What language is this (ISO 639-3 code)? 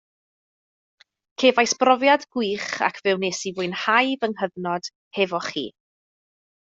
cym